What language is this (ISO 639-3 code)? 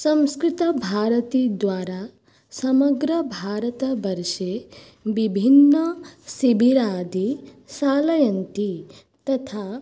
san